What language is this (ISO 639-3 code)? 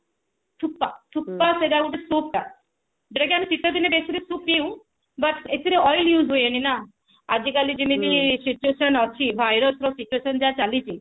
ori